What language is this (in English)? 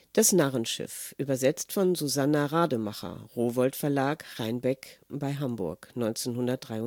German